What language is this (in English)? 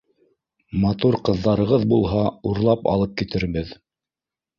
Bashkir